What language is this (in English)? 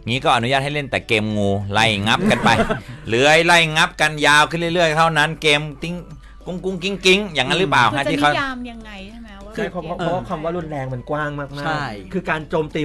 Thai